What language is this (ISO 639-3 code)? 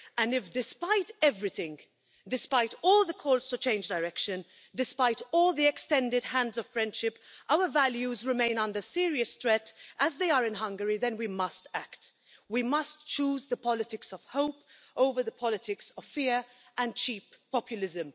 eng